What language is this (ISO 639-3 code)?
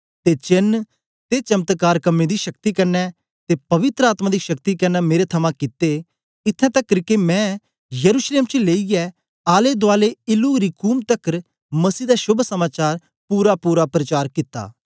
doi